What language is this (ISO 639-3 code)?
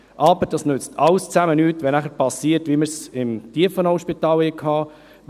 gsw